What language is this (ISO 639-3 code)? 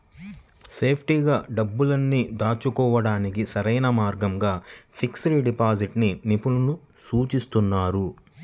tel